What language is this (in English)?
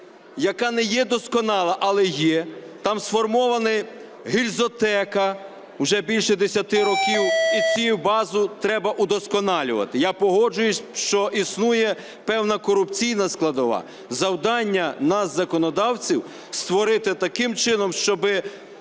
Ukrainian